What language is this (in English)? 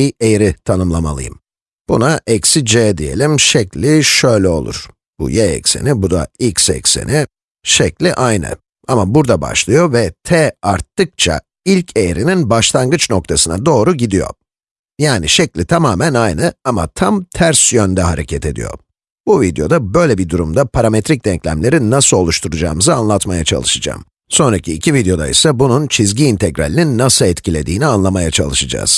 Turkish